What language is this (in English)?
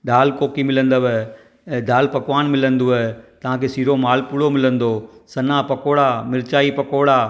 Sindhi